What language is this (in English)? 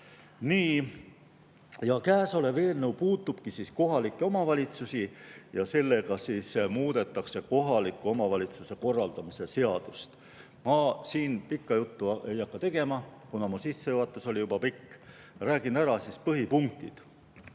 Estonian